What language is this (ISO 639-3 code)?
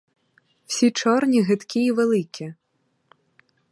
ukr